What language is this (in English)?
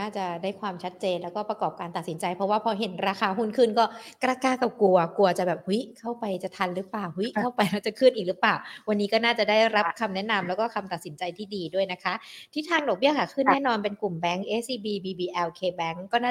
Thai